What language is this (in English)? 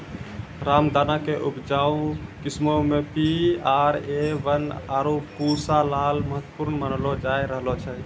Maithili